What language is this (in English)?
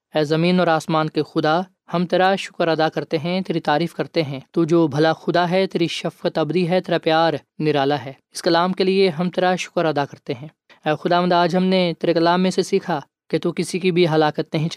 Urdu